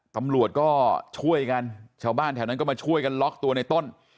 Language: Thai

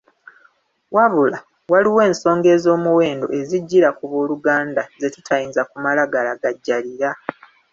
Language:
Ganda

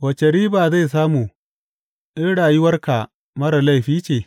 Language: Hausa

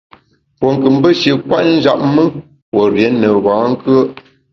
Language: Bamun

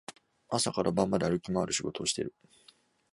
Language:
Japanese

